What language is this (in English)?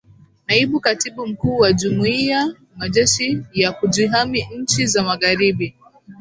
Swahili